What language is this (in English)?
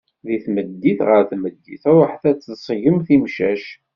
Kabyle